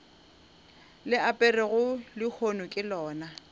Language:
Northern Sotho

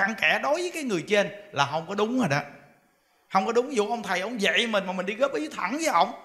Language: Vietnamese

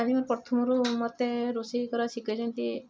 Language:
Odia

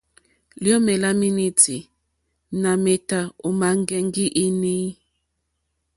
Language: Mokpwe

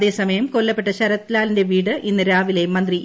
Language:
Malayalam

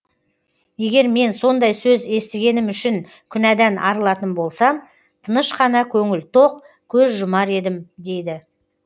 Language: Kazakh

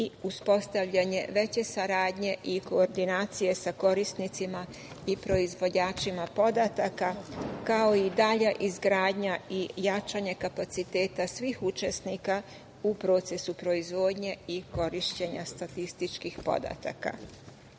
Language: Serbian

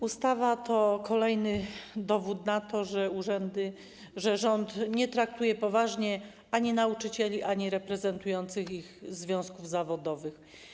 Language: Polish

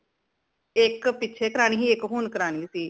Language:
Punjabi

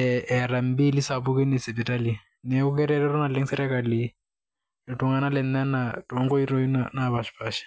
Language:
Masai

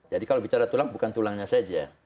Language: Indonesian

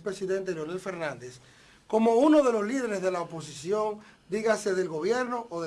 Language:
Spanish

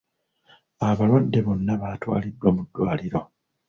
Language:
Ganda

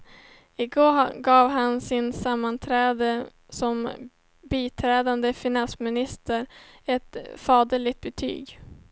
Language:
Swedish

